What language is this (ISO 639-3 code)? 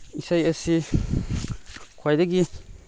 mni